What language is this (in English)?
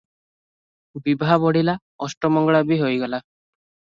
Odia